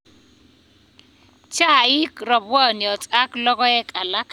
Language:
Kalenjin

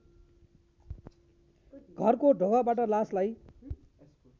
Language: Nepali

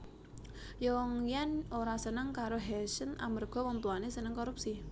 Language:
Javanese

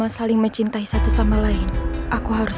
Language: Indonesian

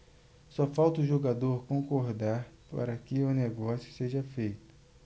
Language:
Portuguese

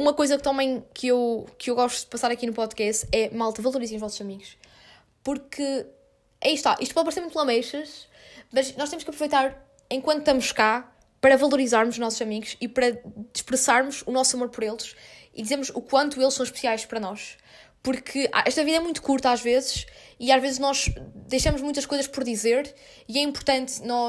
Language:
Portuguese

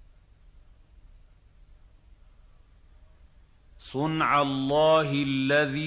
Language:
Arabic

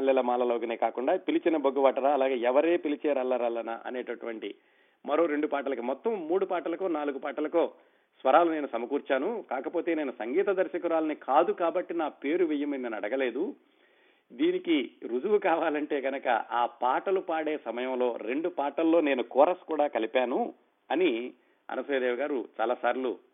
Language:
Telugu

